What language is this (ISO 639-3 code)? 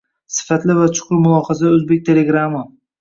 uzb